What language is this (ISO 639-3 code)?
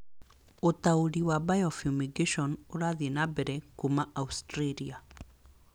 kik